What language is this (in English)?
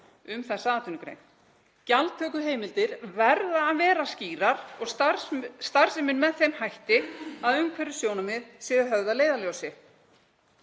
Icelandic